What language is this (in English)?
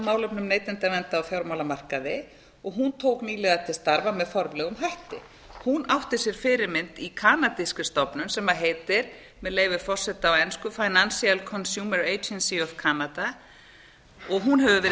Icelandic